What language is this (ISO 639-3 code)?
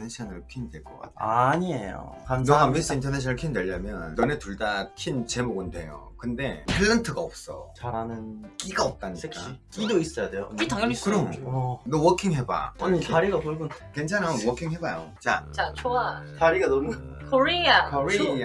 kor